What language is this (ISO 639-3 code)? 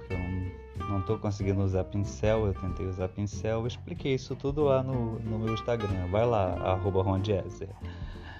por